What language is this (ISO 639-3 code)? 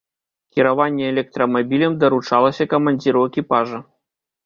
bel